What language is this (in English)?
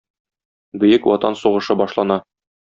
Tatar